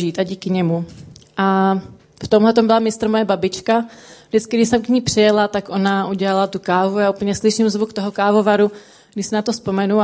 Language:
Czech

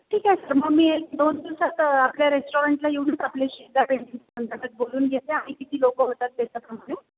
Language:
Marathi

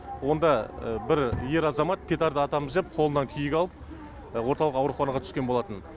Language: Kazakh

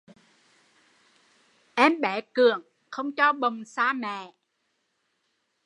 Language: Vietnamese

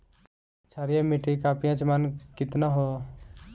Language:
Bhojpuri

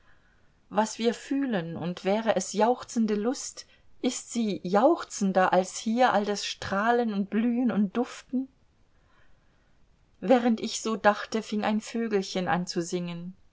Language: German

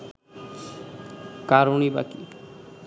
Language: Bangla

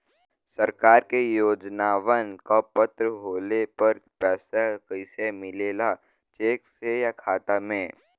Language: Bhojpuri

